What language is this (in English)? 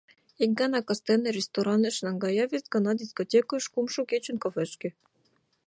Mari